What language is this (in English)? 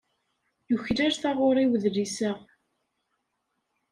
Kabyle